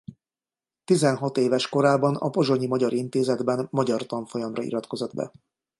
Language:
Hungarian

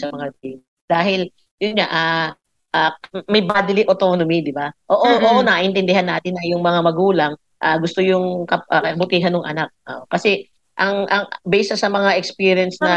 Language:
Filipino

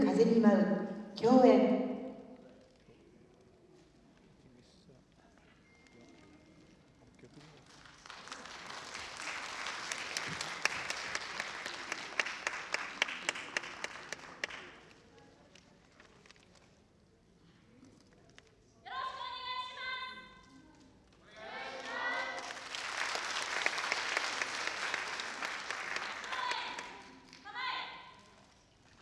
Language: Japanese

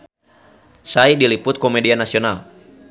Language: Sundanese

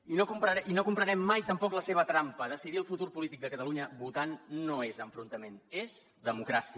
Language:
Catalan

